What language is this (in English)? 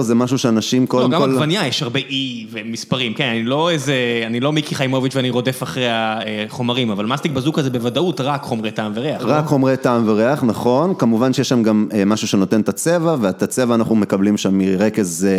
Hebrew